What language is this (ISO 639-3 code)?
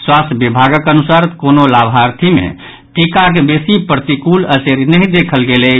mai